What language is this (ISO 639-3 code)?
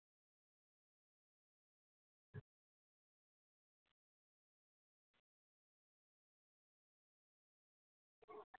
kas